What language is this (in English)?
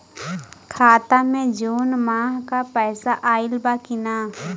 Bhojpuri